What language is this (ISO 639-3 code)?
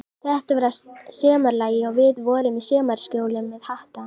isl